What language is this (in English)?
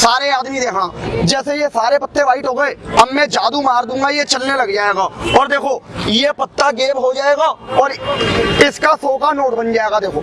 Hindi